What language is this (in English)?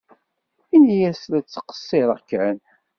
Kabyle